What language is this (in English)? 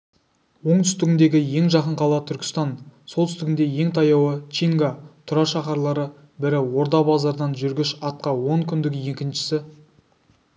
Kazakh